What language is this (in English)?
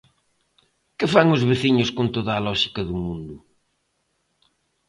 Galician